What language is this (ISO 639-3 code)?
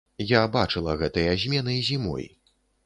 bel